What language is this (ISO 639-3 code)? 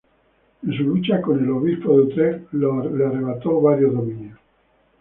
spa